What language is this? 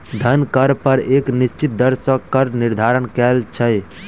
Maithili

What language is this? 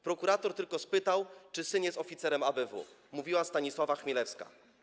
Polish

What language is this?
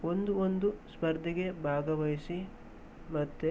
Kannada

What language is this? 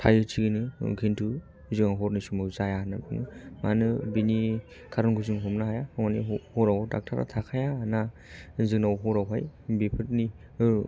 Bodo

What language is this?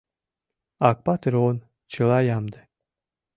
Mari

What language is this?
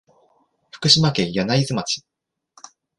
Japanese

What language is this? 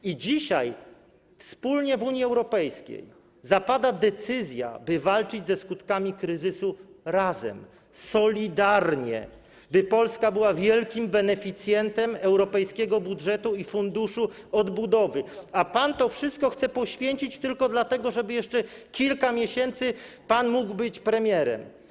Polish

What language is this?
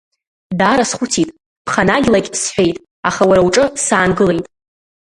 Abkhazian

